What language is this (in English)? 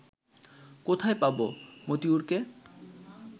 Bangla